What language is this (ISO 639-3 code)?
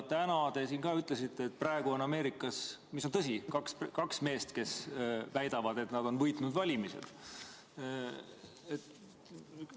est